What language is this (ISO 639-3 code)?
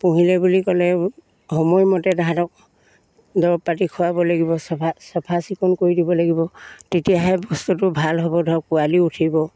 asm